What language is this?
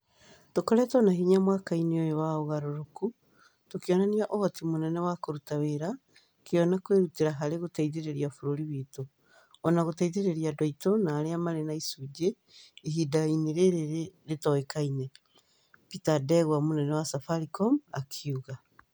Kikuyu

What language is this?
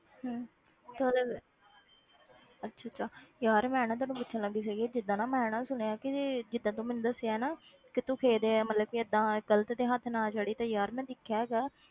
Punjabi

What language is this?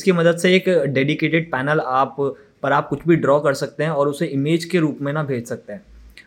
Hindi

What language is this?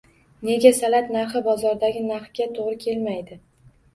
Uzbek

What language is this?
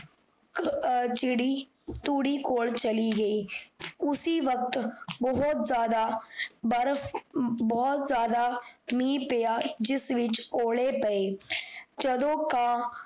Punjabi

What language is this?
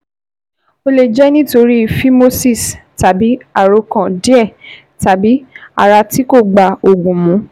Yoruba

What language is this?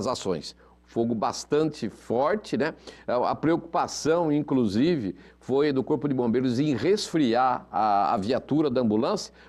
Portuguese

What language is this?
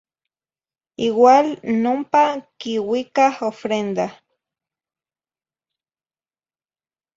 Zacatlán-Ahuacatlán-Tepetzintla Nahuatl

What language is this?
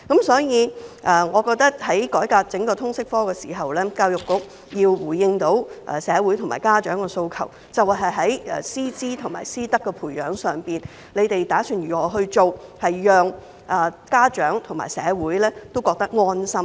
Cantonese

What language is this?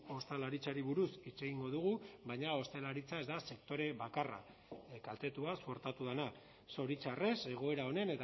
Basque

